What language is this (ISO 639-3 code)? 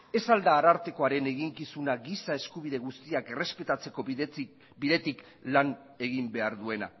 eus